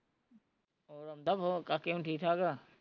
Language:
Punjabi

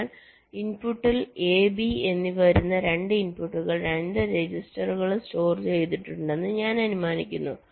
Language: Malayalam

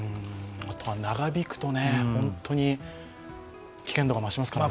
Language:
Japanese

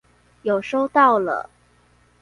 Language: Chinese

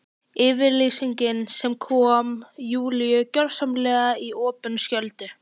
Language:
Icelandic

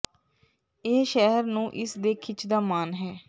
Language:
Punjabi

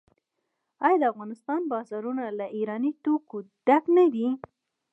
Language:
Pashto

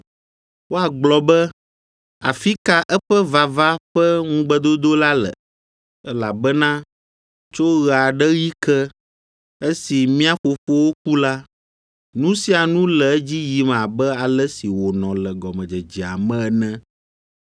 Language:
Ewe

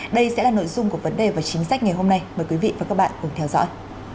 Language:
Vietnamese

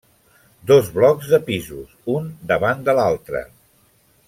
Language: Catalan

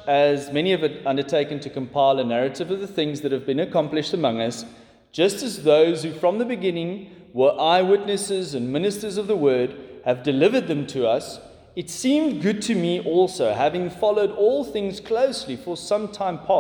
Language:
English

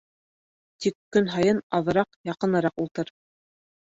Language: Bashkir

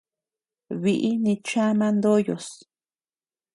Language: Tepeuxila Cuicatec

